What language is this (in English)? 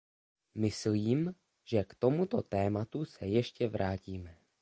Czech